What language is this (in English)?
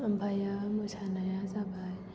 Bodo